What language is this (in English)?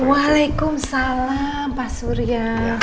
Indonesian